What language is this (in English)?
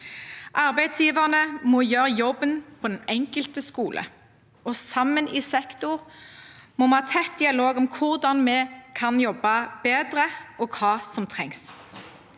Norwegian